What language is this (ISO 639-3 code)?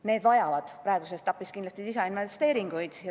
est